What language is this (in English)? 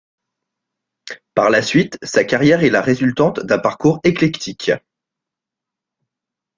French